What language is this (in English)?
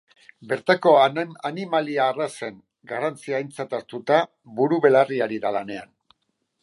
Basque